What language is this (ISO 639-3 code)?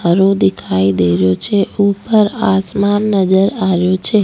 raj